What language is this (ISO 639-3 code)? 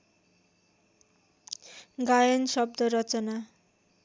nep